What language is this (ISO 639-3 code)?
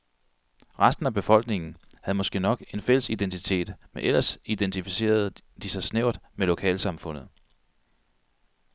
dan